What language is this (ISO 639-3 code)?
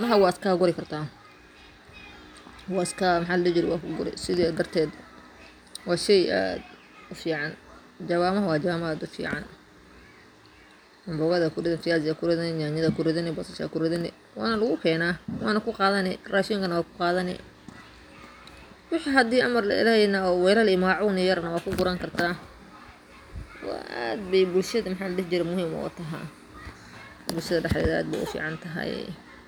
som